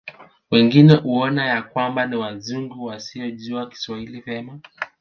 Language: Swahili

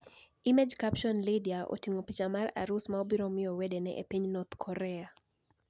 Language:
Luo (Kenya and Tanzania)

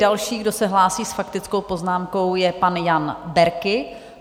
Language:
Czech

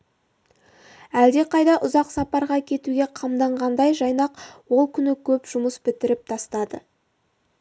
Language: Kazakh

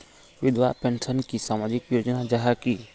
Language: Magahi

